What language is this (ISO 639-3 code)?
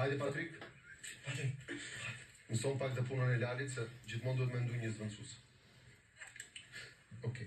ron